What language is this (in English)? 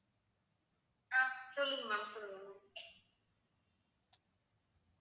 Tamil